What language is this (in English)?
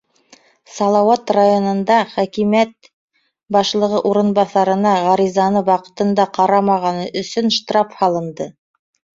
Bashkir